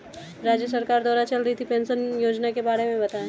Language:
Hindi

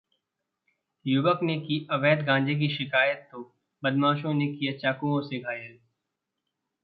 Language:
Hindi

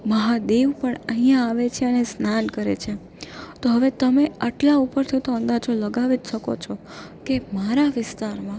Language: Gujarati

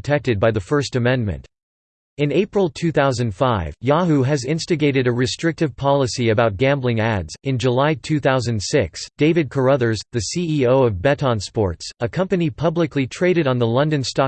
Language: English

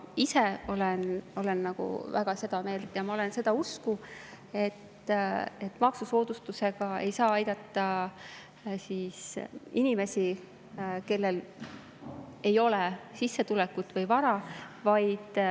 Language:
Estonian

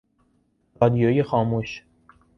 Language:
Persian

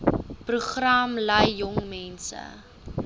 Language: Afrikaans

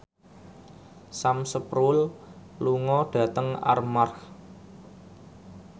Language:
Javanese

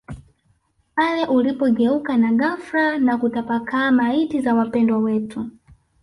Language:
Swahili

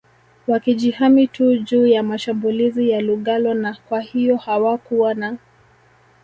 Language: Swahili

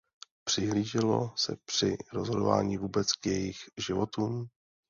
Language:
Czech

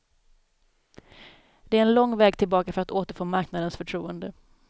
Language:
Swedish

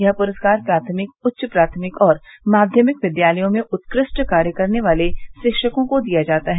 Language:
Hindi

